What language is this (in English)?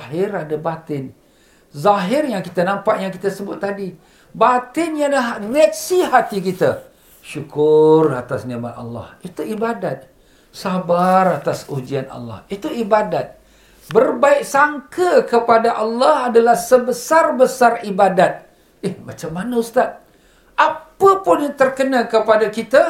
Malay